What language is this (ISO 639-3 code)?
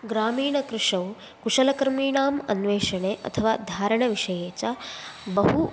san